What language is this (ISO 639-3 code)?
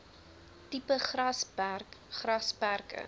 afr